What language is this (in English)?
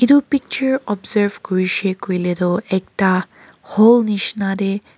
Naga Pidgin